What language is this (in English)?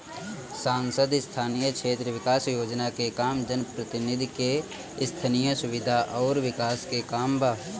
Bhojpuri